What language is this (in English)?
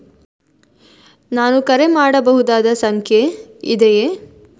Kannada